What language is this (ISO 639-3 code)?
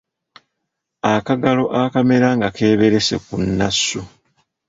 lug